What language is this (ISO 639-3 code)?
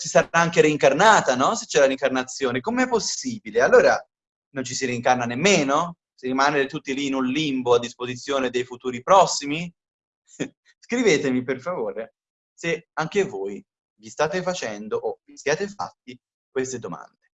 ita